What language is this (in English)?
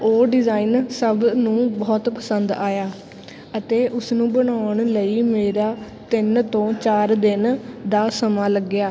Punjabi